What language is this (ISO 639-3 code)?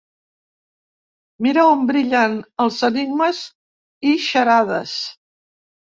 cat